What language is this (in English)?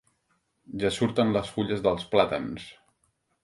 Catalan